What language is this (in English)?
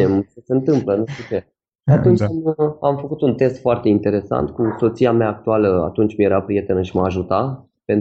Romanian